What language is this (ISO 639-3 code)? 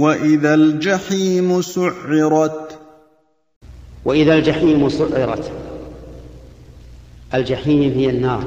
ara